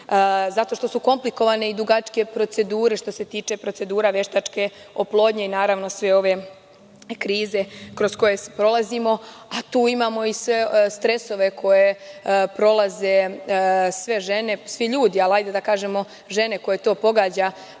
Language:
Serbian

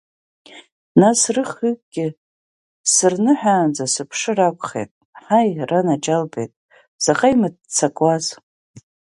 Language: Abkhazian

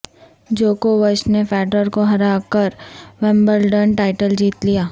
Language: Urdu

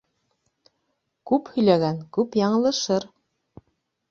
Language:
Bashkir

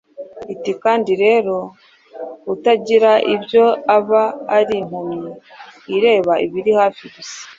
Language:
Kinyarwanda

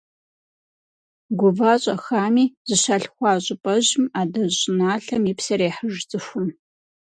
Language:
Kabardian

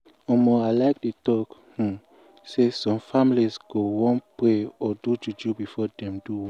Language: Nigerian Pidgin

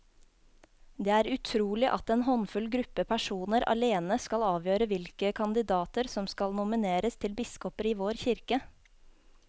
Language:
Norwegian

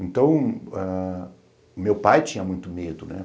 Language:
Portuguese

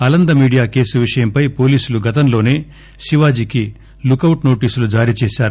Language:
Telugu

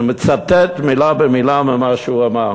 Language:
Hebrew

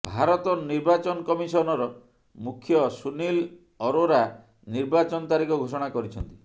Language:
Odia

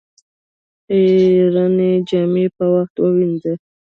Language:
Pashto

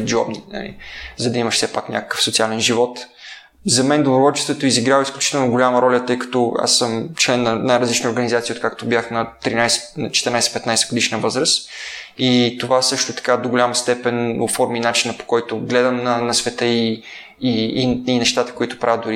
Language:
Bulgarian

